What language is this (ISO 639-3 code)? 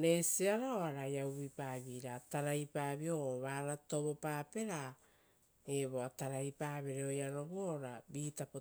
roo